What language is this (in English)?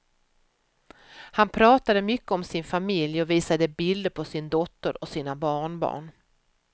Swedish